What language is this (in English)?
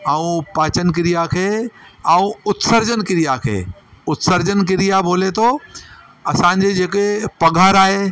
Sindhi